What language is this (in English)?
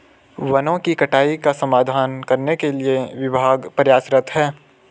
Hindi